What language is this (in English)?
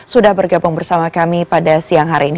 Indonesian